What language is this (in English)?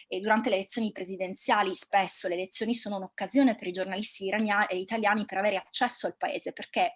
Italian